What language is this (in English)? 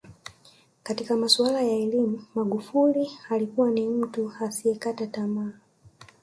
Swahili